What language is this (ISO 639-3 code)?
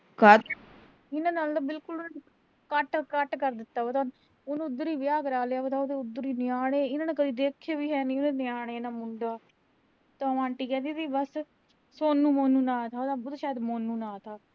pan